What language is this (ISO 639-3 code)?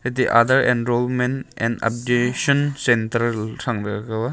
nnp